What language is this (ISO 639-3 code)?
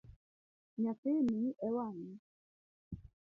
luo